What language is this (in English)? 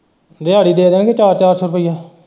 Punjabi